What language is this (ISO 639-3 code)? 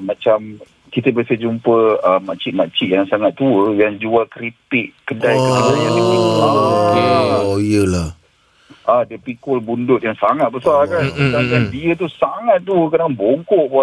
msa